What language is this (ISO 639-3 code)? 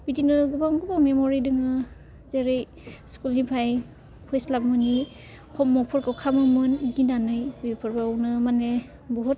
brx